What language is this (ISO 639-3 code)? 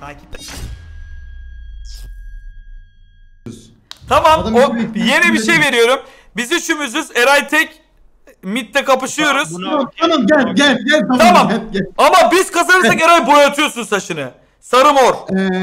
tur